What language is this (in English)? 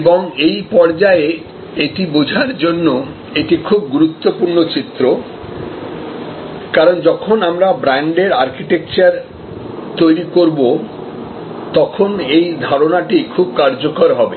Bangla